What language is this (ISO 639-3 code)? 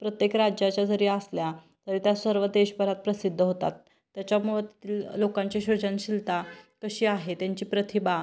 mar